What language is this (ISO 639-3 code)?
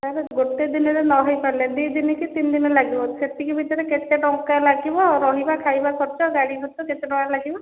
ori